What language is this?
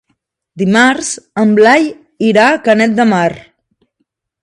Catalan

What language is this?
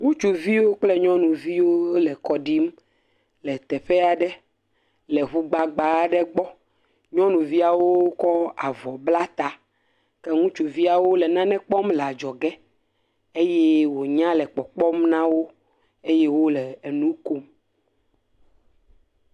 Ewe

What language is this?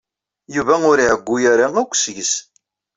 Kabyle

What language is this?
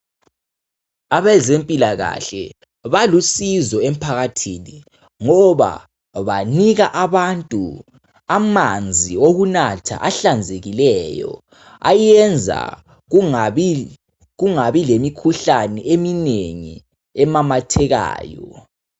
North Ndebele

